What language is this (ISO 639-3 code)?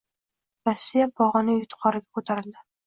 uzb